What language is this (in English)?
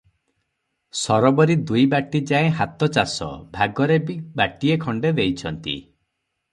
Odia